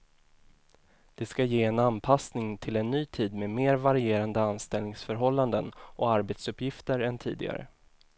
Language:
Swedish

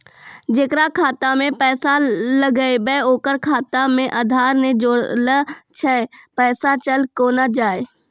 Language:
Maithili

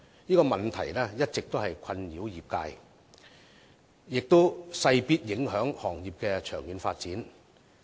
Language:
Cantonese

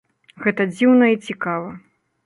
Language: Belarusian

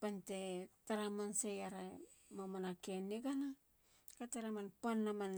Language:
Halia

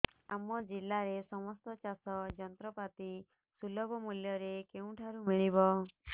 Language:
Odia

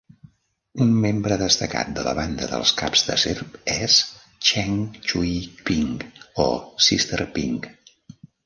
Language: Catalan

